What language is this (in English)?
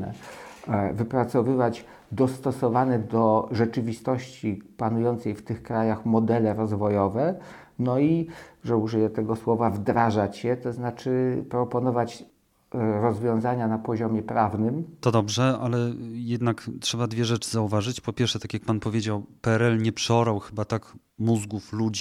Polish